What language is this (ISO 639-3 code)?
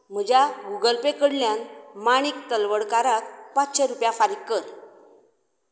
kok